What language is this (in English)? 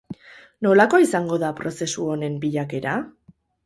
Basque